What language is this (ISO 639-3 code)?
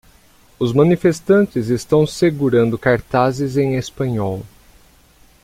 por